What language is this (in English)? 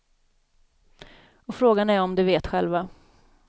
Swedish